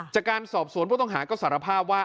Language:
Thai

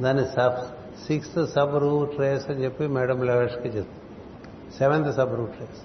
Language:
Telugu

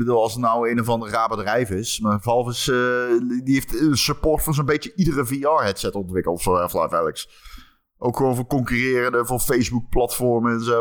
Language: Dutch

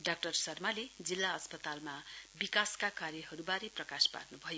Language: Nepali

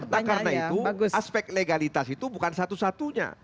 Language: Indonesian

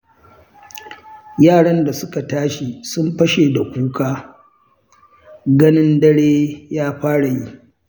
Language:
Hausa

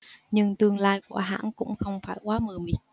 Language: Vietnamese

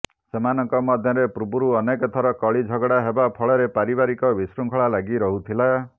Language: Odia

